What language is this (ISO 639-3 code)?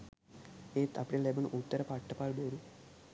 sin